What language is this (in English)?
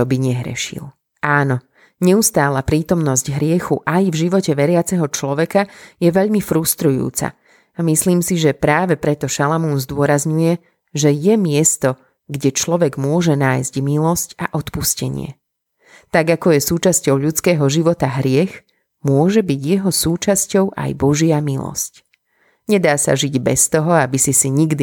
Slovak